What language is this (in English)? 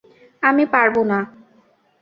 Bangla